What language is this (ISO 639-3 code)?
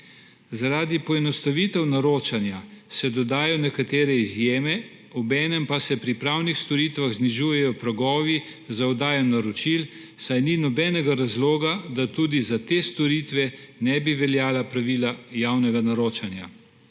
slv